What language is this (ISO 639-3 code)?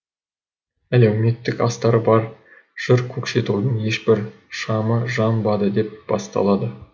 kaz